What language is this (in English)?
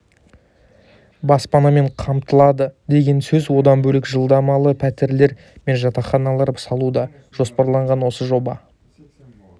Kazakh